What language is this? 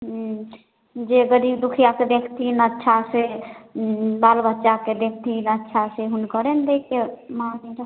Maithili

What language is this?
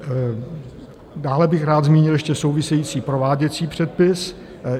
Czech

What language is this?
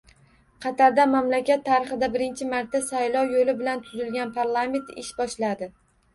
Uzbek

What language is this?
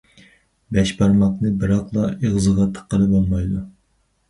Uyghur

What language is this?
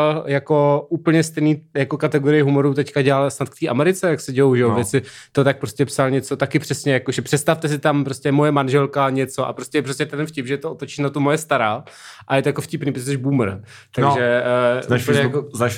Czech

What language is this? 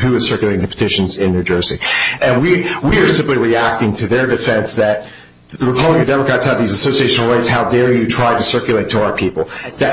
English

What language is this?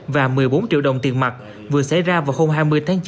Vietnamese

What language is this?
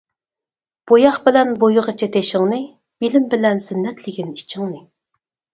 Uyghur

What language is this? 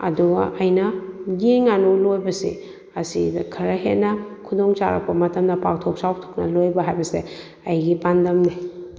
Manipuri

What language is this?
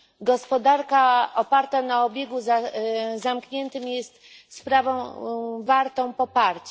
Polish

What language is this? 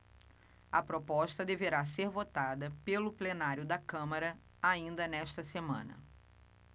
Portuguese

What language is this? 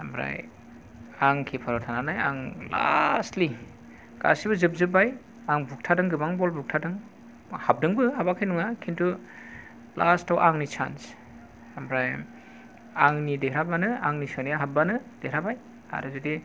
Bodo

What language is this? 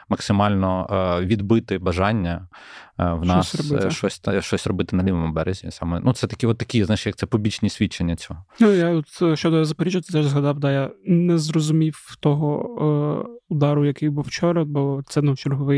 Ukrainian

